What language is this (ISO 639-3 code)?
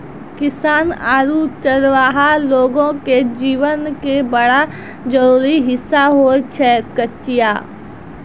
mai